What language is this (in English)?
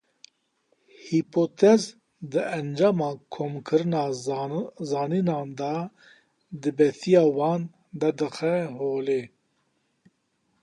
Kurdish